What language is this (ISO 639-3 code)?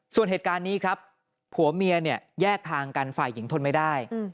tha